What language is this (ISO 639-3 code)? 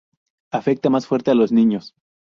spa